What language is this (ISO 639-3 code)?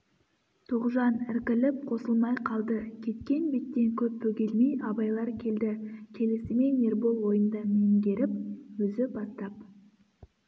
kaz